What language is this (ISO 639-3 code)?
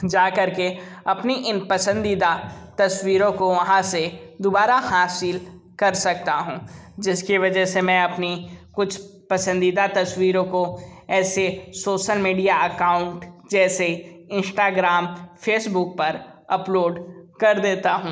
hin